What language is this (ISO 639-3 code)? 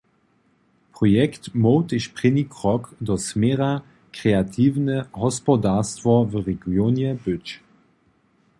hsb